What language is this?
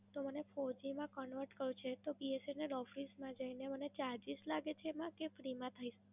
Gujarati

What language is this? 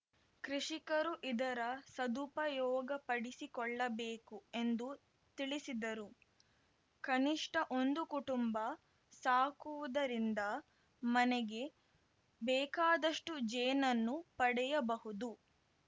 Kannada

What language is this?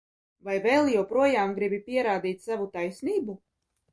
Latvian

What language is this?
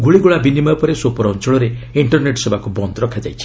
Odia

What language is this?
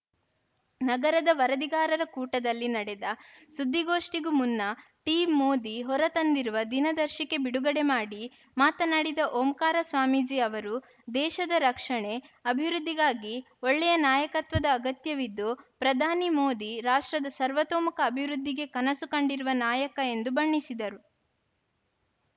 Kannada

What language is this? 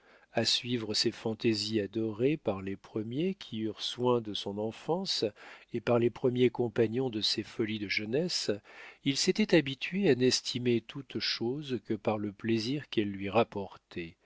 French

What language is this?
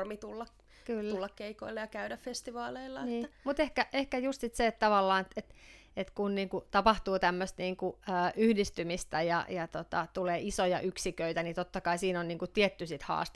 Finnish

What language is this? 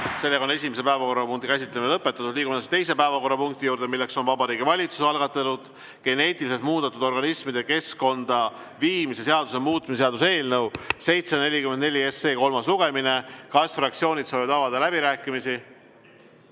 Estonian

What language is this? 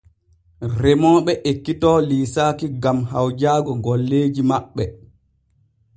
Borgu Fulfulde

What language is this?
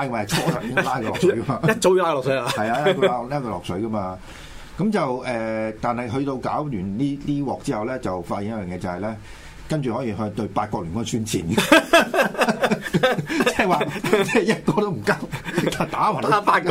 Chinese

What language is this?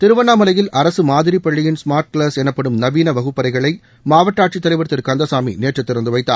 Tamil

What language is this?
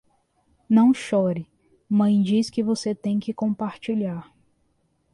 Portuguese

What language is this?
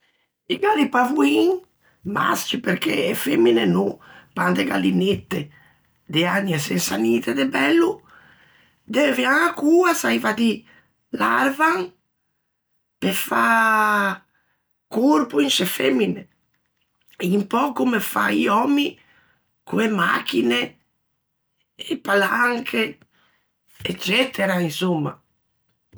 Ligurian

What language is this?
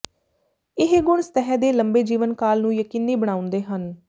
Punjabi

